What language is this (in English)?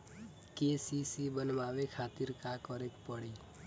Bhojpuri